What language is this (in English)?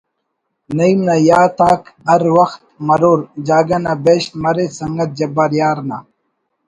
Brahui